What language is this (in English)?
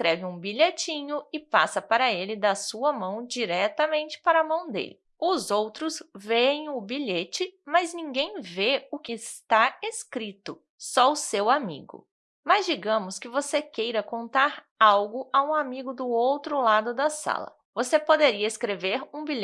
Portuguese